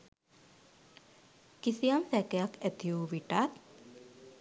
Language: Sinhala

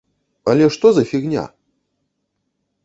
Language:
Belarusian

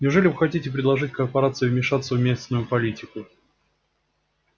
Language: Russian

